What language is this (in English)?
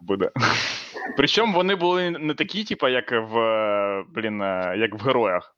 Ukrainian